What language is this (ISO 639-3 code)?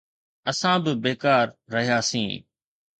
snd